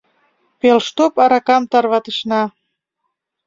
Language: Mari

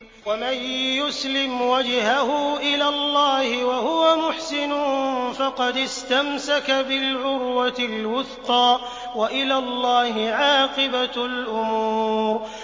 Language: Arabic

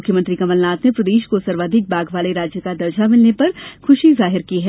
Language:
Hindi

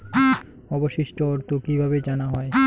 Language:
Bangla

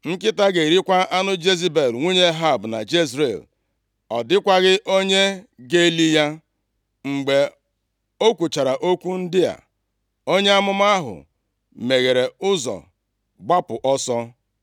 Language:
Igbo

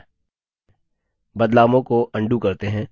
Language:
Hindi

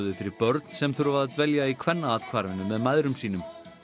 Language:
Icelandic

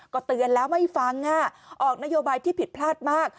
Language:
Thai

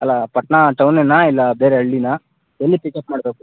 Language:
Kannada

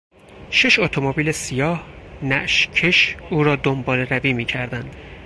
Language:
Persian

